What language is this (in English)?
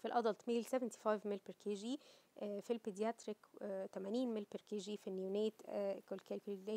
Arabic